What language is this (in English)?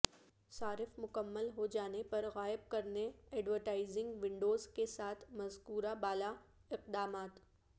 Urdu